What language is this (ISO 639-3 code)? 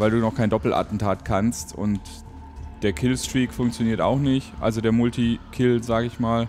deu